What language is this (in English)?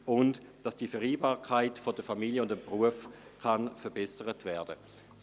Swiss German